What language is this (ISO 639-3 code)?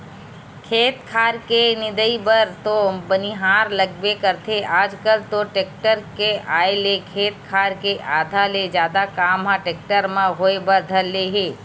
hne